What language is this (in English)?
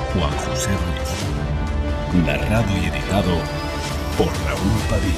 Spanish